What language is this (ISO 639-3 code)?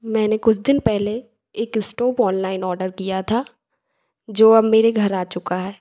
hin